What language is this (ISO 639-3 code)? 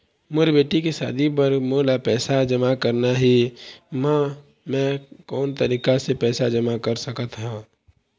hne